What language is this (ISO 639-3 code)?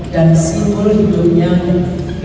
ind